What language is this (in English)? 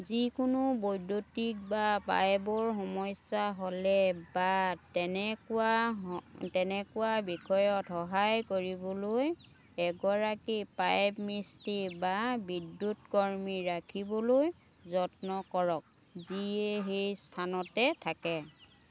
Assamese